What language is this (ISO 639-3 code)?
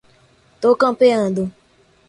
por